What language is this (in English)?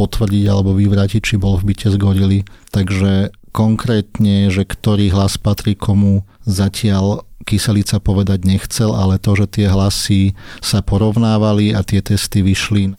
Slovak